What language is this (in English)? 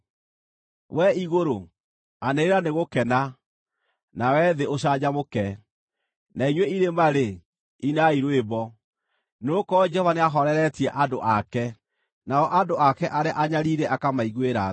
Kikuyu